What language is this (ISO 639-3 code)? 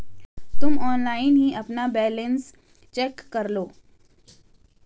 hin